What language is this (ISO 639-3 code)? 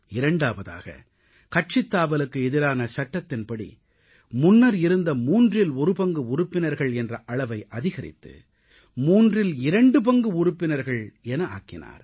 tam